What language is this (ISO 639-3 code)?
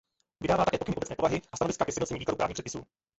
ces